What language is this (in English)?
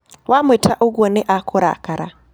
Kikuyu